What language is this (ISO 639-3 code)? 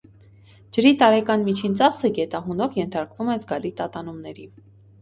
hye